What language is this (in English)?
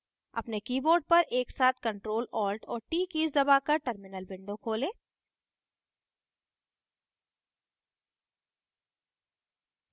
Hindi